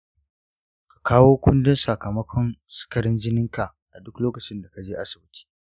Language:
Hausa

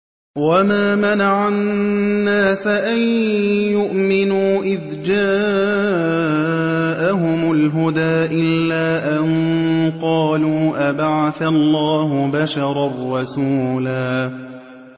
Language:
Arabic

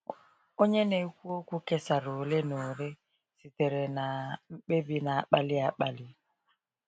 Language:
Igbo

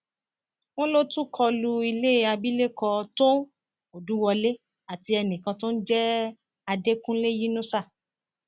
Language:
Yoruba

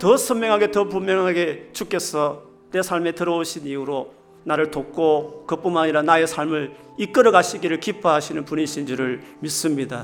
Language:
Korean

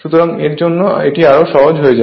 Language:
Bangla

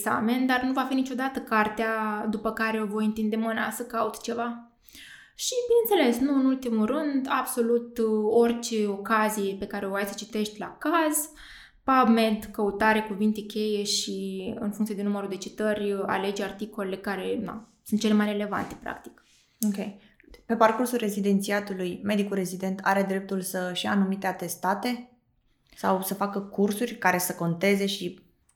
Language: Romanian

